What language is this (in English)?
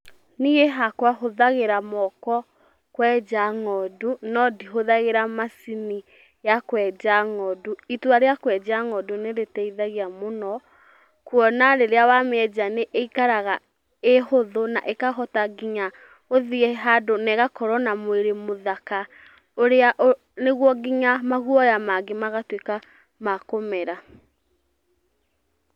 Kikuyu